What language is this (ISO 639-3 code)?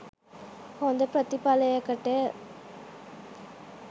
sin